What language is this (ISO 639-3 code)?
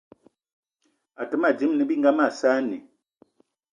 eto